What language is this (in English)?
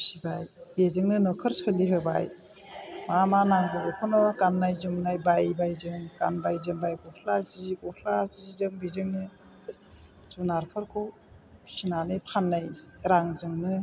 Bodo